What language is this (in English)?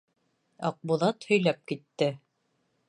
Bashkir